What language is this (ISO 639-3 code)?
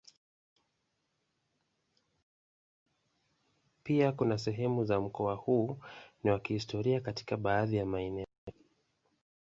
swa